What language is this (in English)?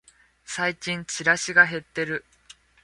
Japanese